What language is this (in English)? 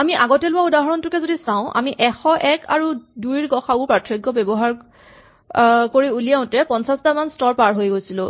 Assamese